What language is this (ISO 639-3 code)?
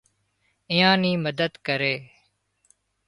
kxp